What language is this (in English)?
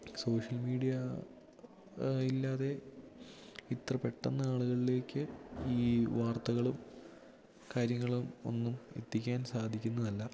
Malayalam